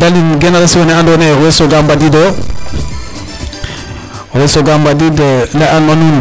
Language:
Serer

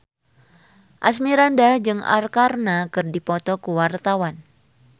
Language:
Sundanese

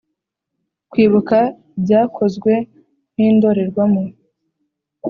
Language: Kinyarwanda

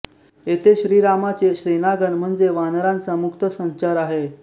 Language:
Marathi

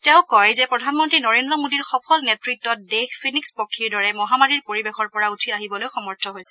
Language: Assamese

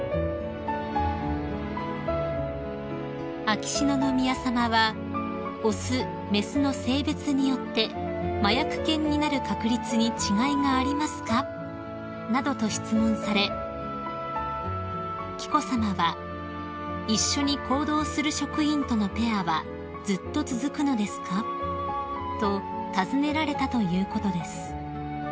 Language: Japanese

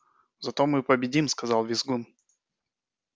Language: Russian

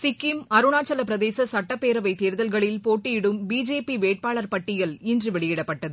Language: Tamil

